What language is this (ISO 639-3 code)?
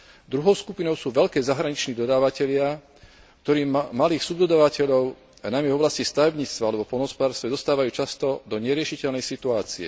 slk